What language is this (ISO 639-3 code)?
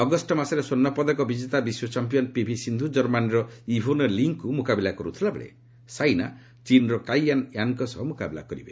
ori